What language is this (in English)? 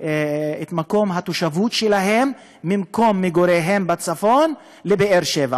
Hebrew